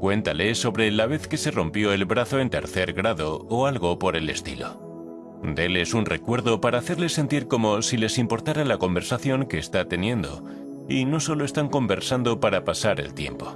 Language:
Spanish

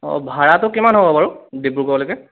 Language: Assamese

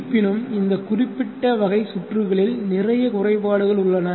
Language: Tamil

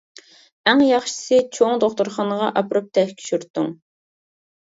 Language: Uyghur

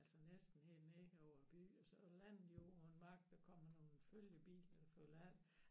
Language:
Danish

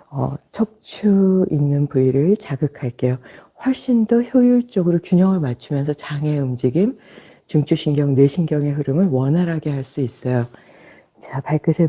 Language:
Korean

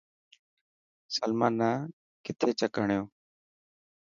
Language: Dhatki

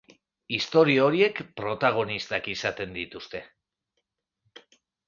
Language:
Basque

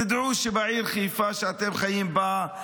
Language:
Hebrew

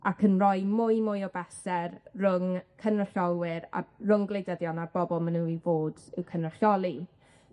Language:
Welsh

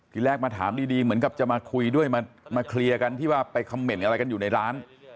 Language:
Thai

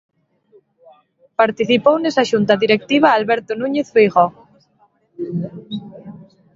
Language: Galician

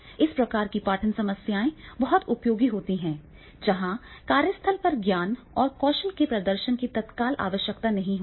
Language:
Hindi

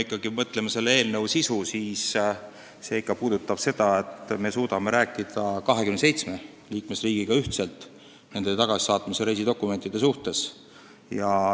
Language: Estonian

